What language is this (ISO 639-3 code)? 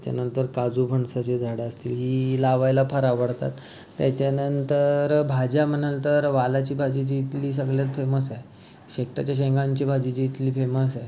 mar